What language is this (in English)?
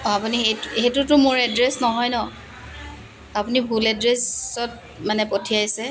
Assamese